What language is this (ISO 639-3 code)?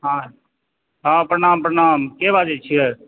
mai